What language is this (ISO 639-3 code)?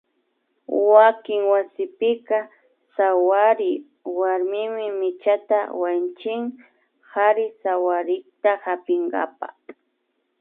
qvi